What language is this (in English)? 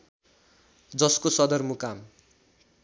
Nepali